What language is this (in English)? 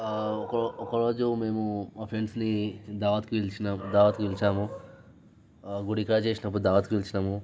Telugu